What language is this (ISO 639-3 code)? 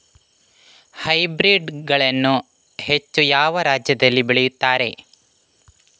kan